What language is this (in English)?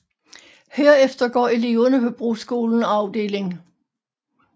Danish